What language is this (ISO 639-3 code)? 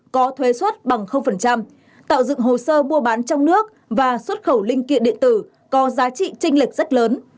vie